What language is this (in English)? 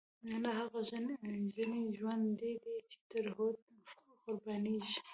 Pashto